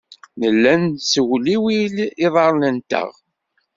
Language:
Kabyle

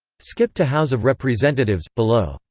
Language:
English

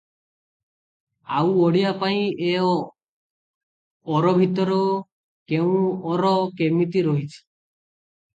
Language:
Odia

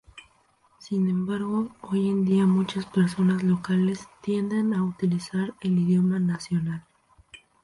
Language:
Spanish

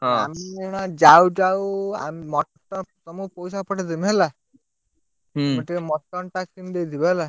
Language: Odia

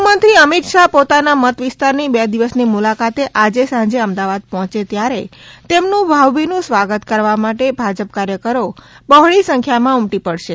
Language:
Gujarati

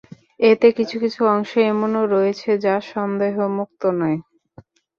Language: Bangla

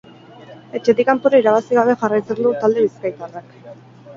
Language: Basque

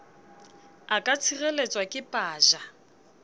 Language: Southern Sotho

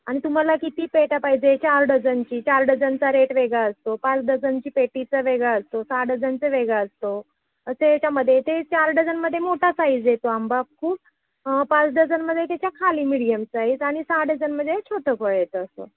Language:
Marathi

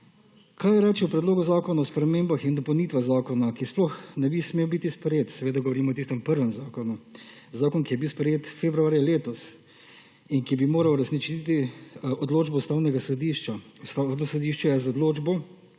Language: Slovenian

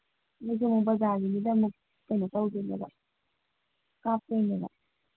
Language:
Manipuri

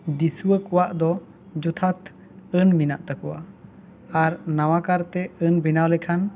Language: Santali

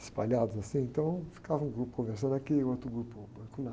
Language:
Portuguese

